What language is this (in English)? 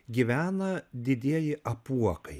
Lithuanian